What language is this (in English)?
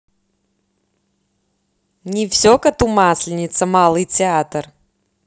Russian